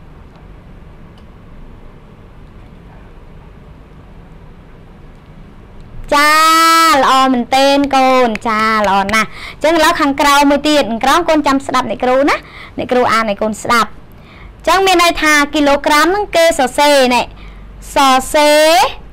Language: Thai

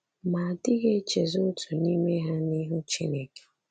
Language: Igbo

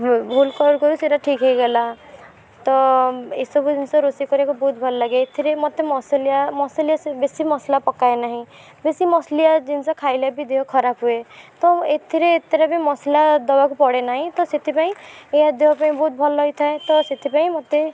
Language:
Odia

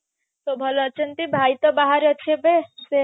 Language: Odia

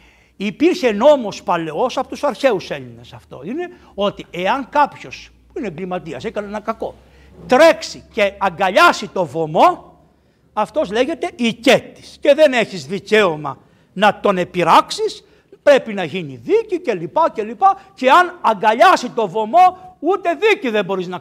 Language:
Greek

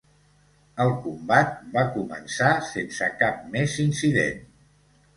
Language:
Catalan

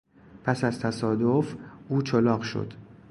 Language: Persian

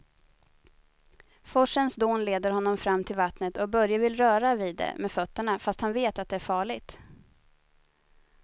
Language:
Swedish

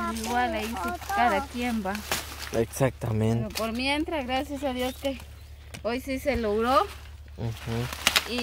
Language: Spanish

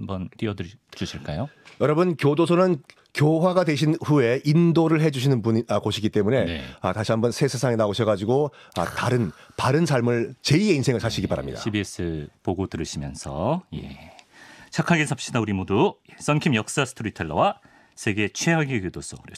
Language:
Korean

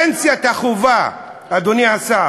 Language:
Hebrew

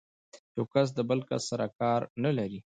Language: Pashto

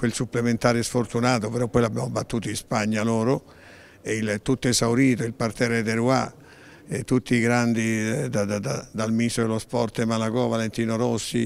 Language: Italian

